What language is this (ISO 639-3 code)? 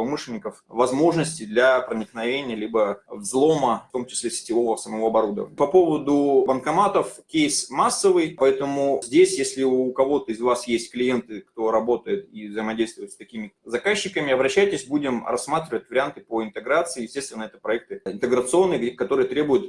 rus